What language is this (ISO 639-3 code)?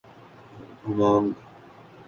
urd